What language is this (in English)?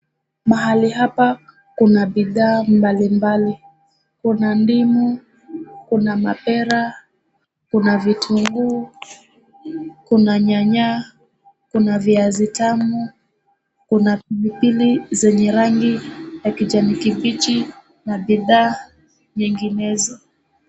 Swahili